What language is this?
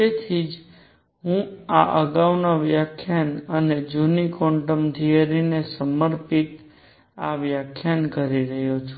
Gujarati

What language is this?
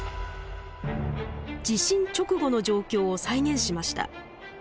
Japanese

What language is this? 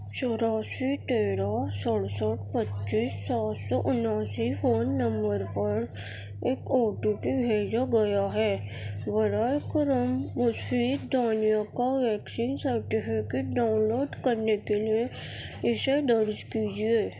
Urdu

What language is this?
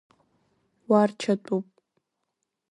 Abkhazian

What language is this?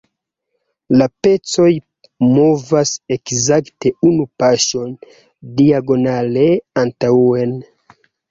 Esperanto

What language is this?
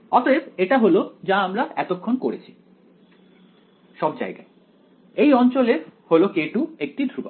Bangla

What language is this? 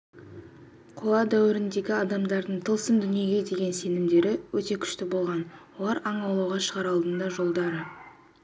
Kazakh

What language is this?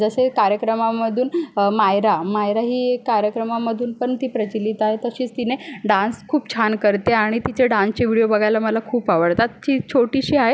Marathi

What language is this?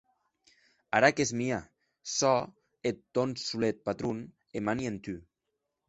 Occitan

